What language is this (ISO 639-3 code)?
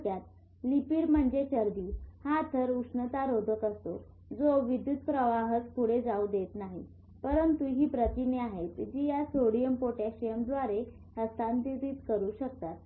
mar